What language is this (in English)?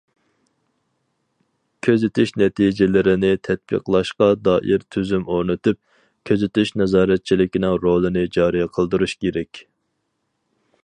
Uyghur